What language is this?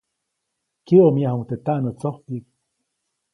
Copainalá Zoque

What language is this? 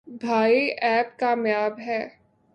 Urdu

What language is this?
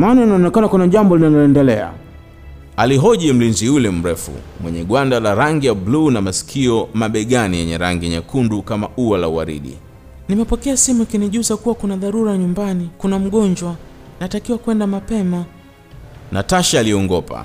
Swahili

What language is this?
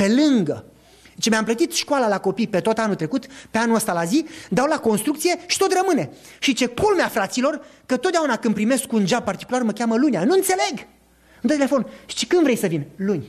Romanian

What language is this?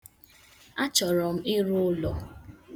Igbo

